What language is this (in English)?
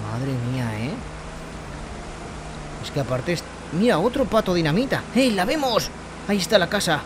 Spanish